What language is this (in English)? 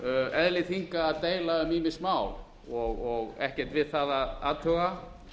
Icelandic